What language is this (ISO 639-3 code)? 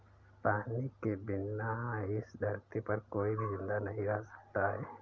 hin